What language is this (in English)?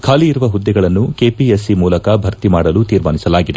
Kannada